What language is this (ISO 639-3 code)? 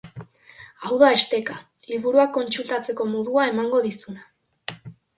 eus